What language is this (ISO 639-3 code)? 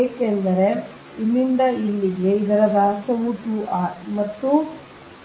kan